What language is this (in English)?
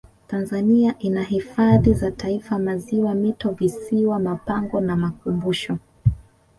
Swahili